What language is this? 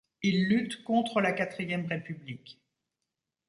French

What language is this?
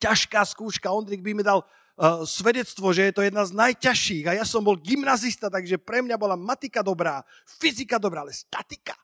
Slovak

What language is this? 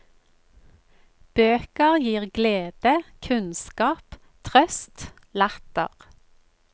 Norwegian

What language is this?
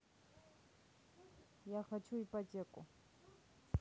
Russian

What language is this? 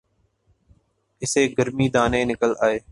Urdu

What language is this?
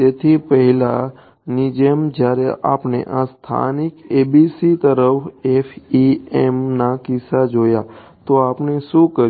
Gujarati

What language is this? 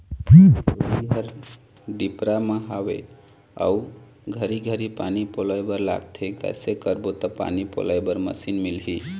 Chhattisgarhi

